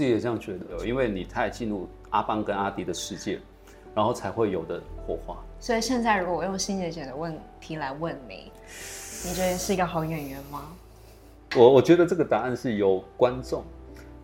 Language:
Chinese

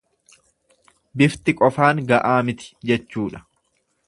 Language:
Oromo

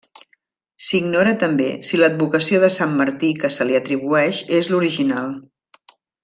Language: Catalan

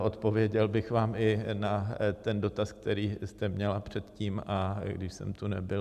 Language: Czech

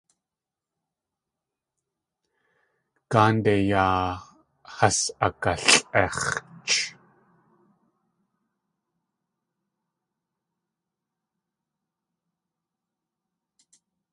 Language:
Tlingit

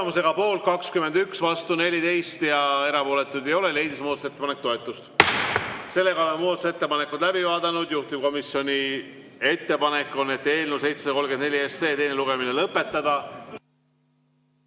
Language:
Estonian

